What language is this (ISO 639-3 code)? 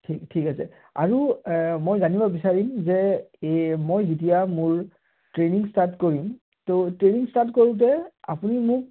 asm